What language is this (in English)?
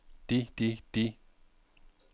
Danish